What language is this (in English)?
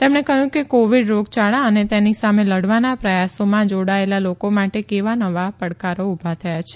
Gujarati